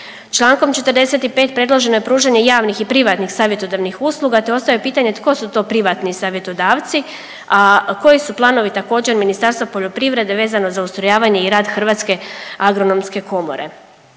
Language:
Croatian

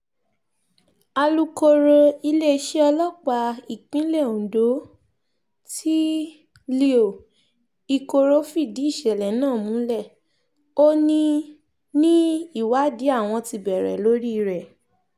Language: Yoruba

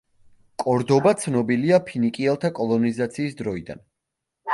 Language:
Georgian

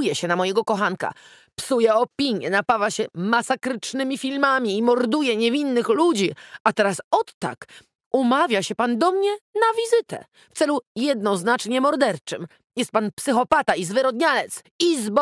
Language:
Polish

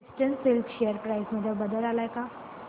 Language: Marathi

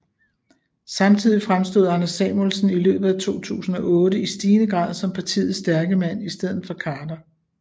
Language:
Danish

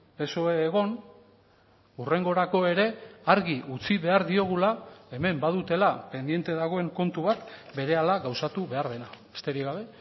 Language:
Basque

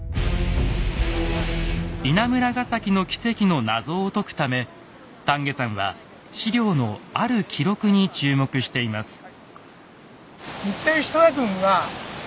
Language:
Japanese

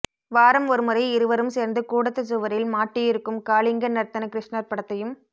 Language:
Tamil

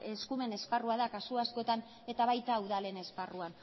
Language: Basque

